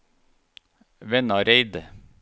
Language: Norwegian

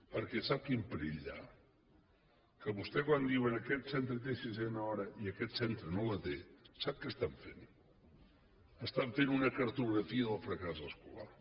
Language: Catalan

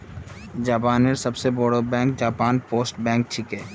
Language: Magahi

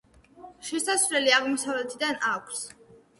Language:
Georgian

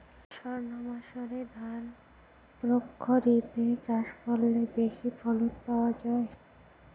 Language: Bangla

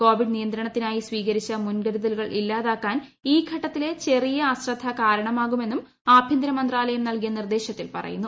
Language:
Malayalam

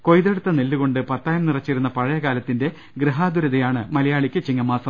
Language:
Malayalam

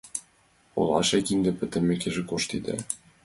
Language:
Mari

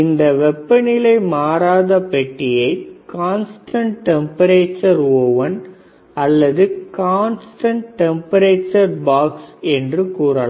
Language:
Tamil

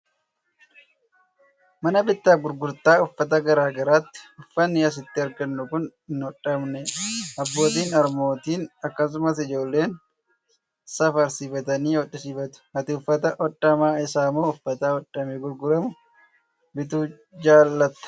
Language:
Oromo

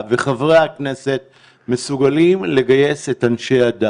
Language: Hebrew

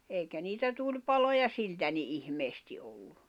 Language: Finnish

